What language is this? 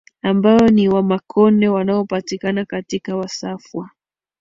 Swahili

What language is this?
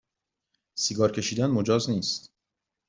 Persian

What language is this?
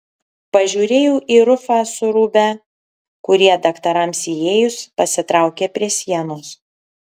Lithuanian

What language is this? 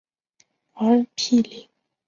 Chinese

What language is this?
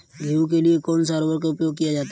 Hindi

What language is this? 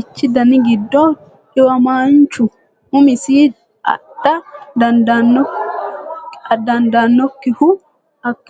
Sidamo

